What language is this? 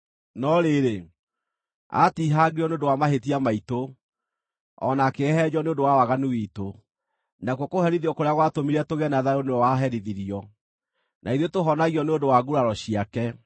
Kikuyu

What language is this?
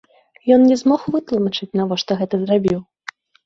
Belarusian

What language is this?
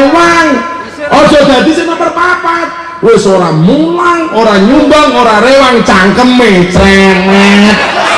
Indonesian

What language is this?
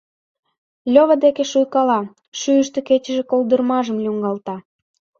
Mari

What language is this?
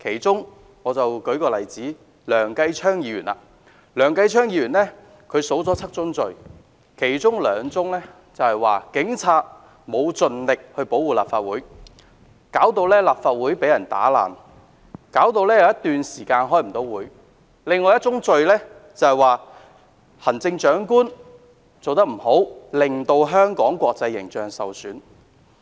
Cantonese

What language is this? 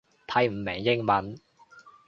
Cantonese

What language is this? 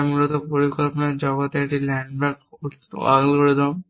Bangla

